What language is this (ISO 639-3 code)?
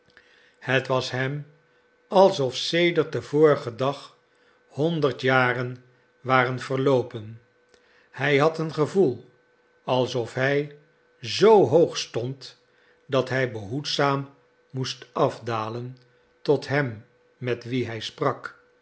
nld